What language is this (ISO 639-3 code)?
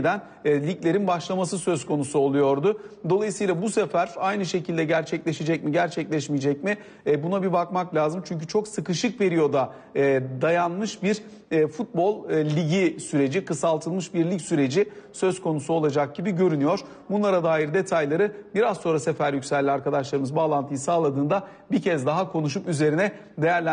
tur